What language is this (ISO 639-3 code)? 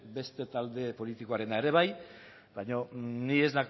eus